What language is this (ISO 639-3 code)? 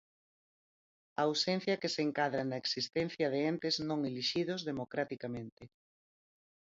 glg